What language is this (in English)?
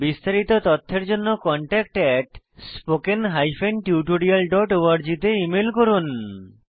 Bangla